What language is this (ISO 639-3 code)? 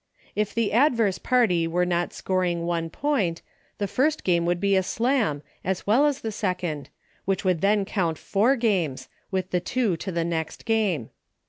eng